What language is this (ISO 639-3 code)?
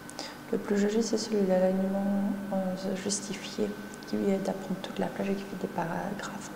fra